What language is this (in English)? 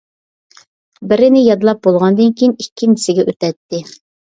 Uyghur